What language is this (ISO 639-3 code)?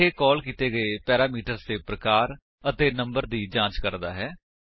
pan